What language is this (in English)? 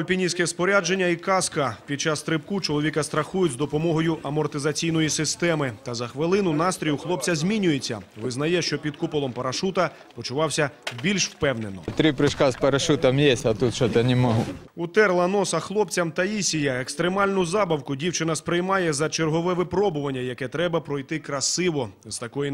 Ukrainian